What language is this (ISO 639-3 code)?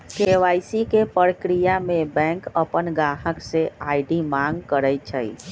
mag